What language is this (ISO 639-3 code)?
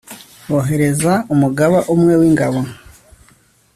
kin